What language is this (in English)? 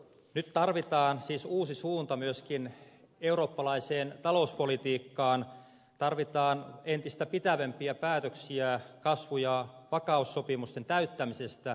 Finnish